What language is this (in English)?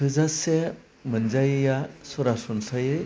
Bodo